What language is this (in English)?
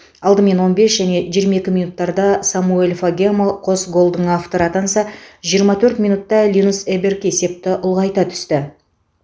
Kazakh